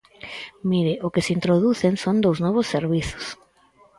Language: Galician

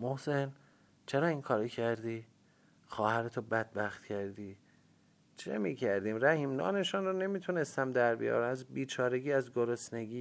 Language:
Persian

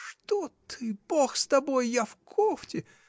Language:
Russian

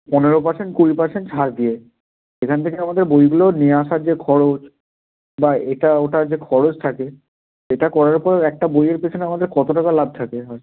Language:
Bangla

